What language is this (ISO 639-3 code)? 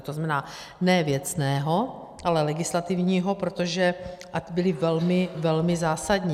ces